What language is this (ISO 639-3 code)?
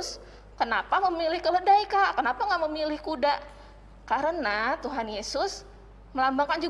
ind